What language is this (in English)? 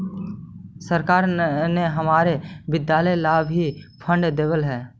Magahi